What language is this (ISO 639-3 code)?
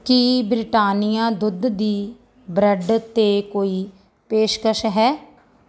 pan